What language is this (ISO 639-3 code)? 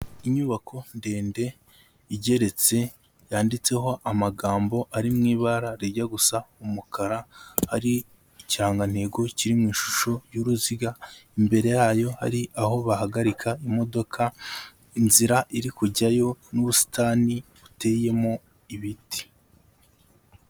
kin